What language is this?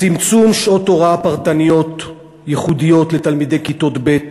Hebrew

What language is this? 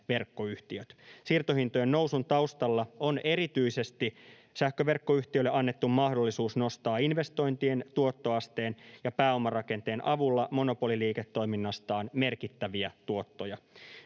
Finnish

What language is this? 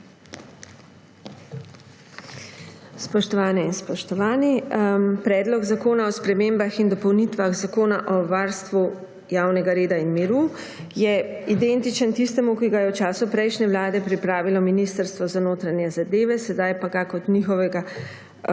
Slovenian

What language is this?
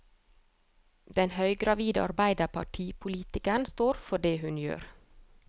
Norwegian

